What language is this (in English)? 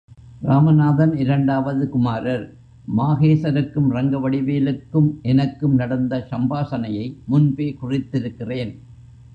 Tamil